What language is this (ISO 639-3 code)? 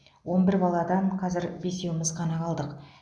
kaz